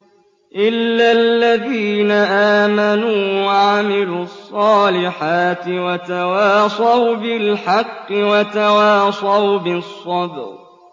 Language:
Arabic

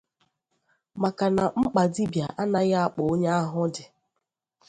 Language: Igbo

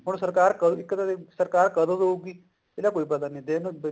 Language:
Punjabi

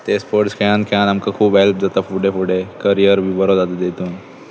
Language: Konkani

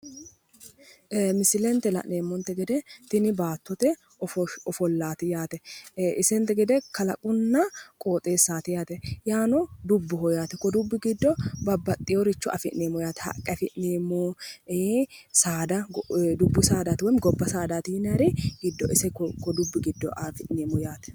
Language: Sidamo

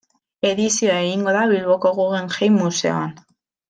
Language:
Basque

